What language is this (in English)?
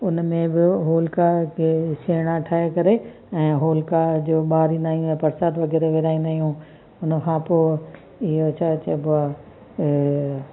Sindhi